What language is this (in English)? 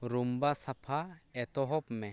Santali